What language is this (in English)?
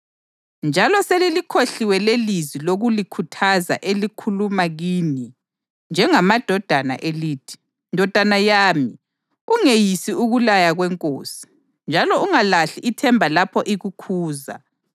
North Ndebele